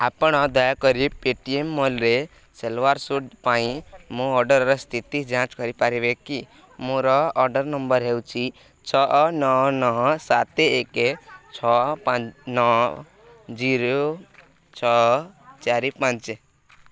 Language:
Odia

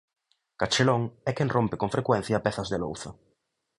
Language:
Galician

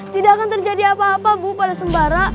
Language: Indonesian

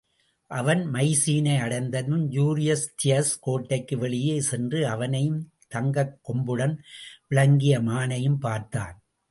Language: Tamil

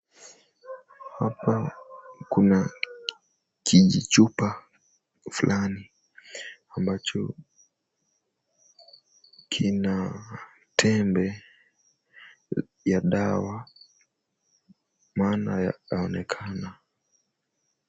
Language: Swahili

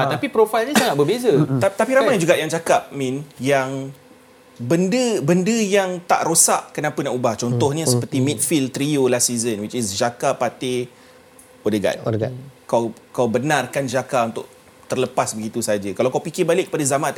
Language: Malay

